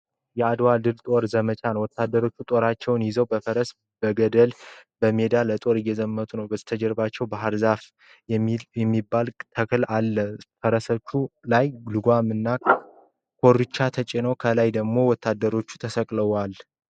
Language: Amharic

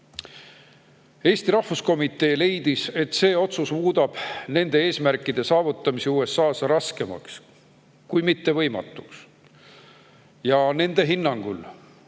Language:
Estonian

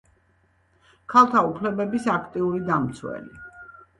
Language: Georgian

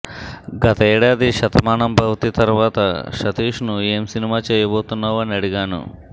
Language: Telugu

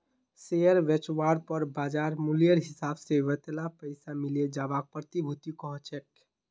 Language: Magahi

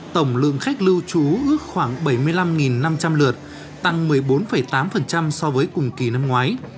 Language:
Vietnamese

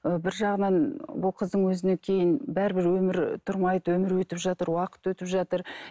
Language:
Kazakh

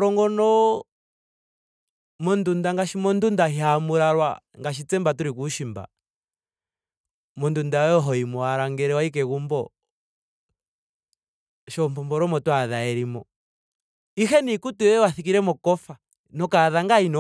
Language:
Ndonga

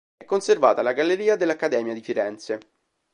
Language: Italian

